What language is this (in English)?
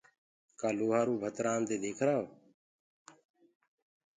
Gurgula